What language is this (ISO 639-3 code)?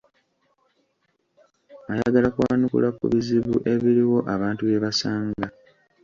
lug